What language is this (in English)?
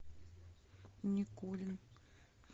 Russian